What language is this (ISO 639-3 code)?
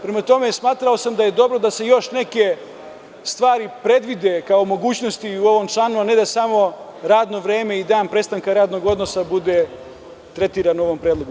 srp